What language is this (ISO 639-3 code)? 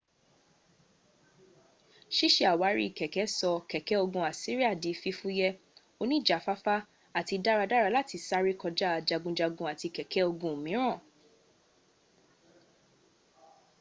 yor